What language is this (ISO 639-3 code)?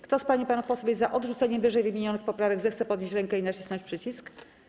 pol